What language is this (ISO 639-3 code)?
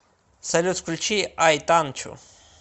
rus